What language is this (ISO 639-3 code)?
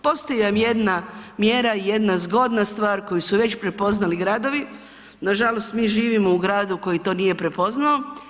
hrv